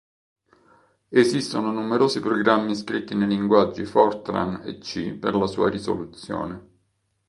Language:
Italian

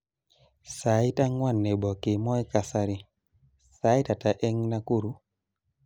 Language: Kalenjin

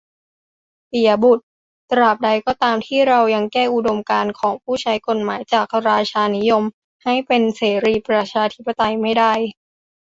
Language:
Thai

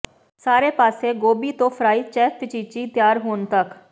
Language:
Punjabi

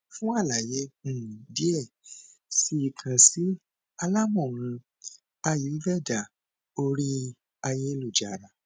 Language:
Yoruba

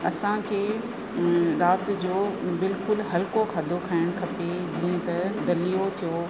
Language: Sindhi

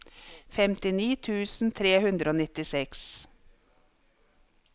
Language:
Norwegian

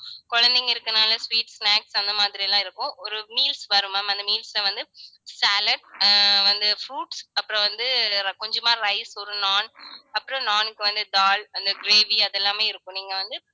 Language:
Tamil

